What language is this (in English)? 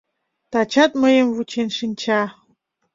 Mari